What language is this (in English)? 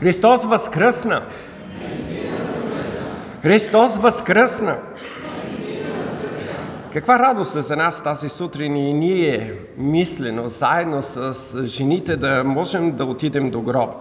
Bulgarian